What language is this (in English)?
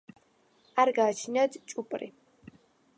Georgian